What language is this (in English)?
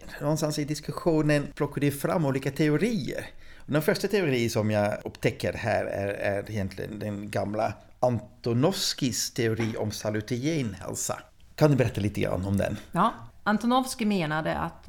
Swedish